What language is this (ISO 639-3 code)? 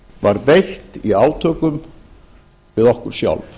isl